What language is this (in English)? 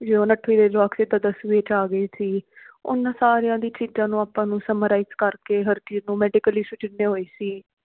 Punjabi